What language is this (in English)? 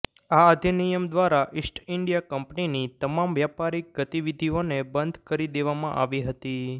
Gujarati